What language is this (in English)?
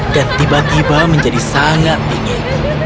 Indonesian